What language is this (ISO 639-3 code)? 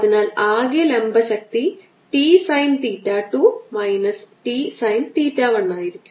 mal